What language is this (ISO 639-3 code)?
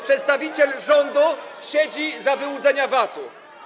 pol